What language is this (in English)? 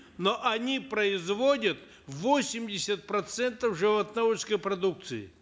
Kazakh